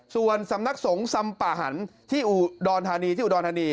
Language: Thai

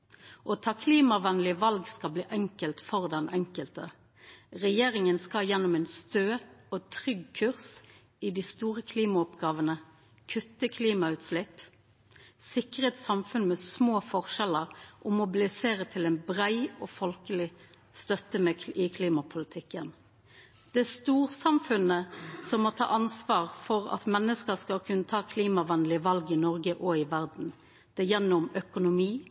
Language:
Norwegian Nynorsk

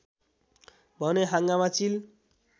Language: Nepali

